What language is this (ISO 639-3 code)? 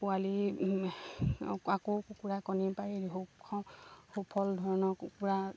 asm